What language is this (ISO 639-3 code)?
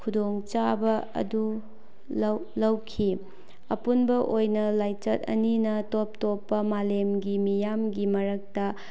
mni